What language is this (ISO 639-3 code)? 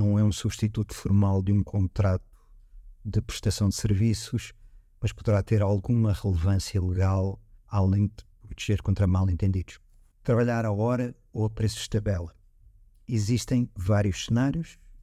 por